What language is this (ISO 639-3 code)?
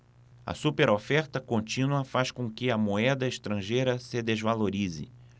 por